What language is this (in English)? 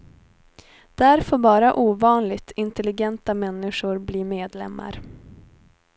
Swedish